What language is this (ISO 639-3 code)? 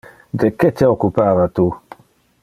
ina